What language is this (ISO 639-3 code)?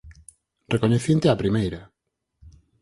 glg